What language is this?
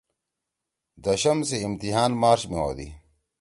Torwali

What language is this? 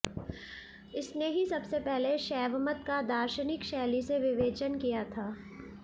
Sanskrit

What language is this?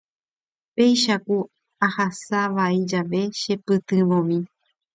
Guarani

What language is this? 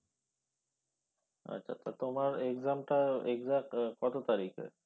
Bangla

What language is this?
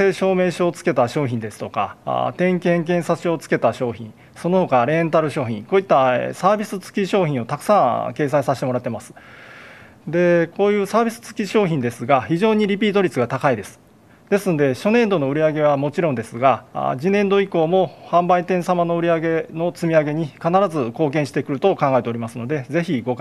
Japanese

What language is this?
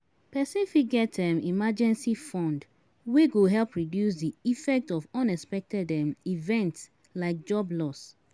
Nigerian Pidgin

